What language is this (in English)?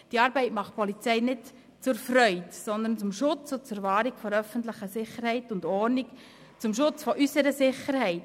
Swiss German